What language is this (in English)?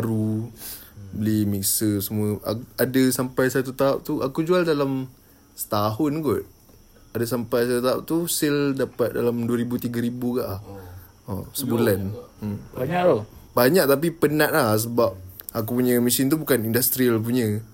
Malay